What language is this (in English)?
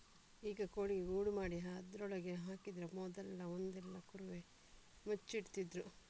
Kannada